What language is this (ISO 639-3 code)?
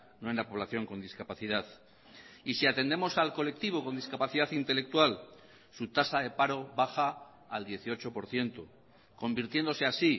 spa